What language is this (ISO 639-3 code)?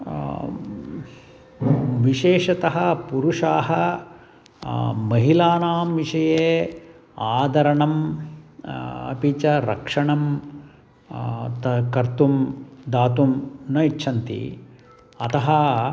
san